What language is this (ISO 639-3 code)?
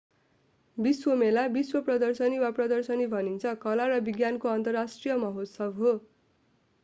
nep